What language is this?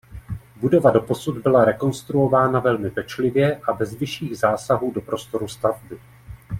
Czech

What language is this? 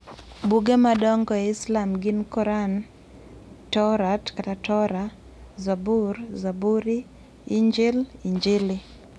Luo (Kenya and Tanzania)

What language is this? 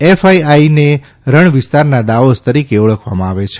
Gujarati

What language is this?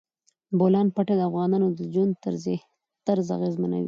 Pashto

